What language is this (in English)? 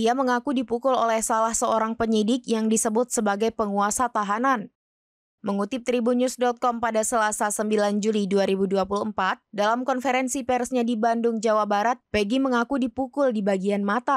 Indonesian